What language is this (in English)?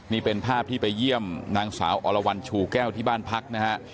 Thai